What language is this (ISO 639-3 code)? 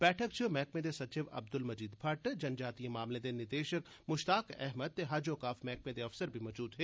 doi